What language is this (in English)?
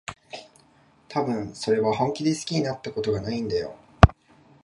Japanese